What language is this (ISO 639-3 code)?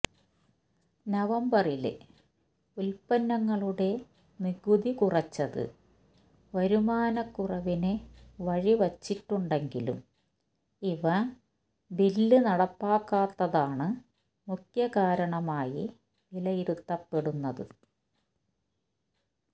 mal